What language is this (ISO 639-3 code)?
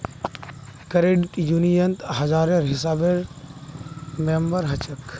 mag